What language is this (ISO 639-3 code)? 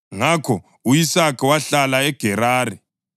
nde